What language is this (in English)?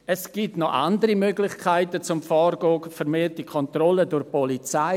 Swiss German